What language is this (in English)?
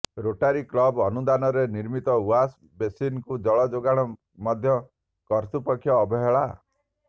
Odia